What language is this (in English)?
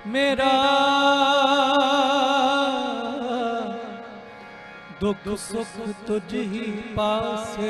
Hindi